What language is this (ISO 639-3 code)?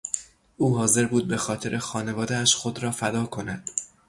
fas